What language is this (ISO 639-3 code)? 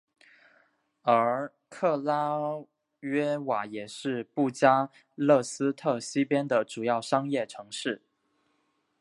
zho